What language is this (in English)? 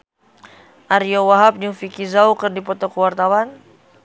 Sundanese